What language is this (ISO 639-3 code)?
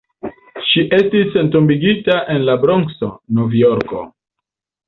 epo